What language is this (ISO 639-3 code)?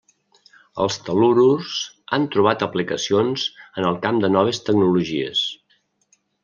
cat